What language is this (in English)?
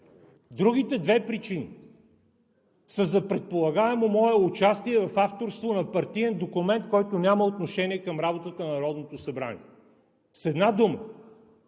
Bulgarian